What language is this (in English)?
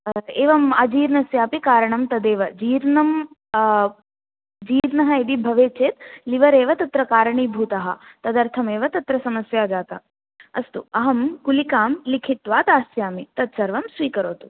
Sanskrit